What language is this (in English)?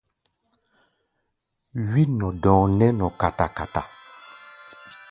Gbaya